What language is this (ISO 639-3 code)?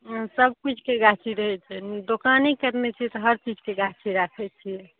mai